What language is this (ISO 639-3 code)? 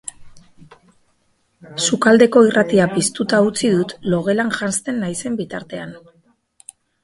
eus